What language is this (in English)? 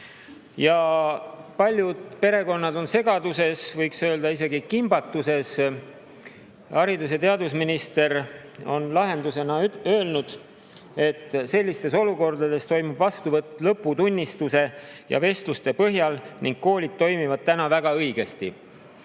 Estonian